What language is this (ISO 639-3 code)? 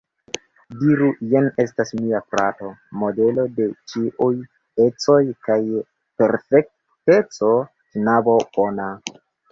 epo